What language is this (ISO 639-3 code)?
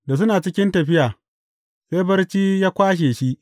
hau